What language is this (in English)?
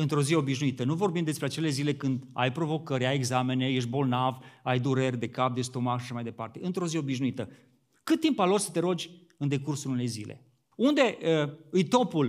Romanian